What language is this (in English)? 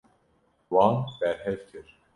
Kurdish